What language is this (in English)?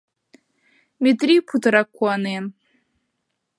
Mari